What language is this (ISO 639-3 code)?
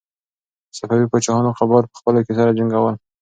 pus